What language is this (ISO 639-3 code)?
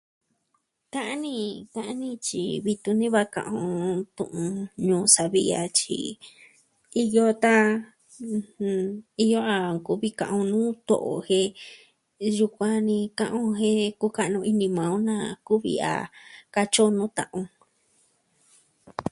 meh